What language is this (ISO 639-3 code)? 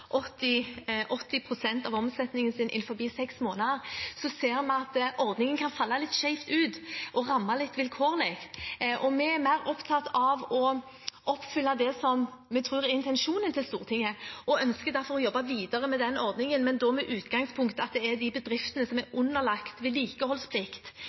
nob